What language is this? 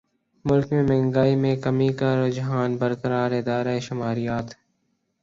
Urdu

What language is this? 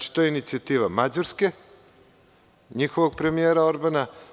Serbian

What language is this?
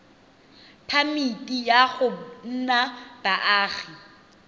Tswana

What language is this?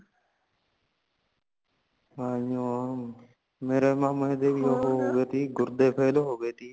Punjabi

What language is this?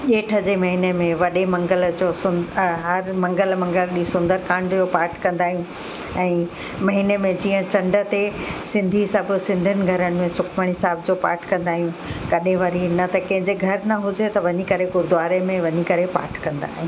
Sindhi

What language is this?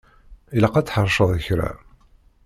Kabyle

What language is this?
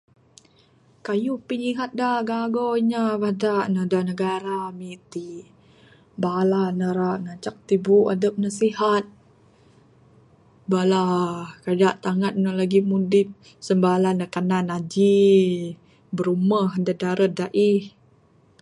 Bukar-Sadung Bidayuh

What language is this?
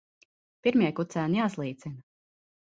Latvian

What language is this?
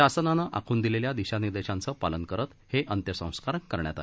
Marathi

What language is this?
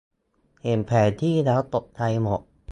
Thai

